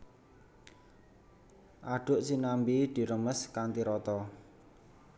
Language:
Javanese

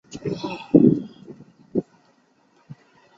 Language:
Chinese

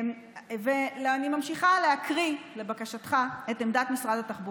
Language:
Hebrew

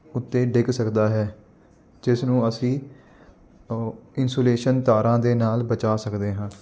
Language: Punjabi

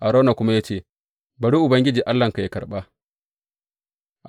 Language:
Hausa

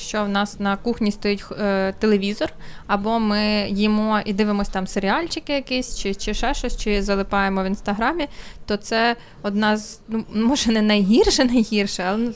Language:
Ukrainian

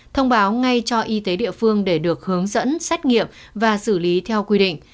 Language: Vietnamese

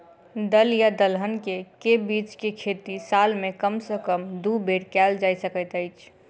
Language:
Maithili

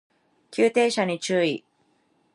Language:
Japanese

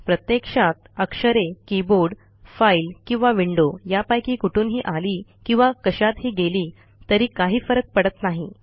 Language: Marathi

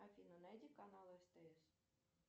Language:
Russian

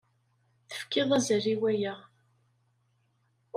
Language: Kabyle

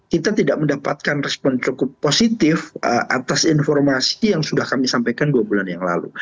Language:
Indonesian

